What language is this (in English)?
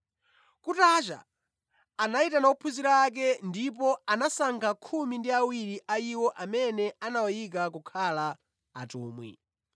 Nyanja